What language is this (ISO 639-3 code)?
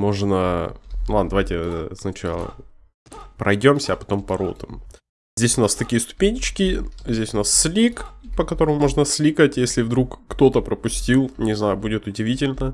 rus